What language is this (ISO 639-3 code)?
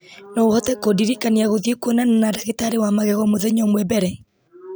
kik